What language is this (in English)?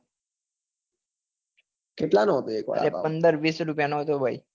Gujarati